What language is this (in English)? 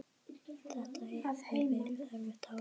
Icelandic